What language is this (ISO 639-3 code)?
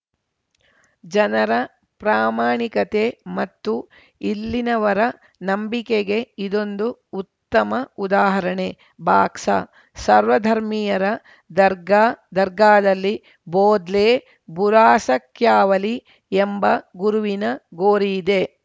kan